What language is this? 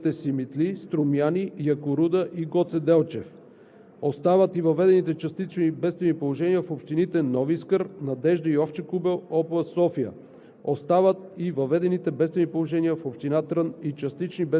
Bulgarian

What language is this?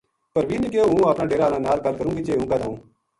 Gujari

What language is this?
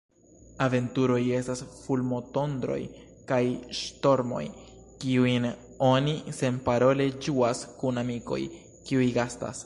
Esperanto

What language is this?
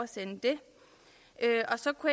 Danish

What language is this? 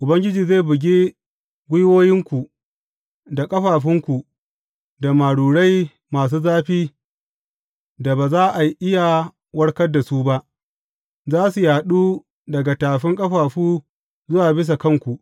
Hausa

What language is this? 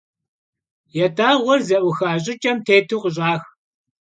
Kabardian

